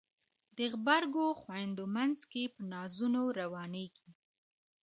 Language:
Pashto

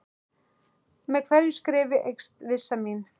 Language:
Icelandic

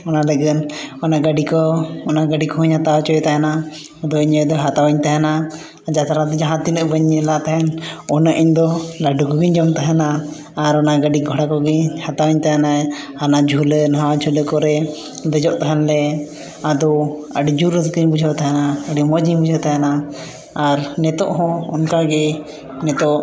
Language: Santali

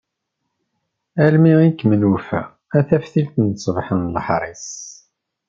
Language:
Kabyle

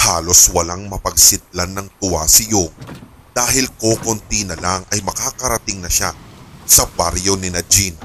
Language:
Filipino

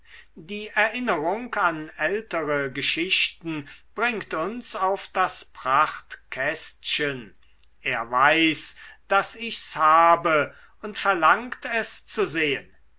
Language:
German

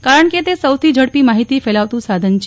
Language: Gujarati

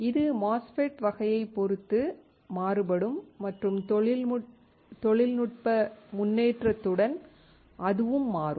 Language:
Tamil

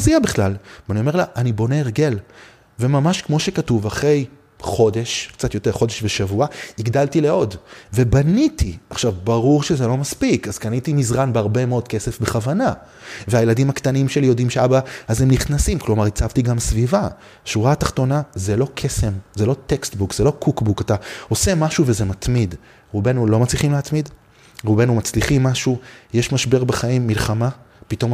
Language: Hebrew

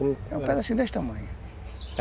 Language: Portuguese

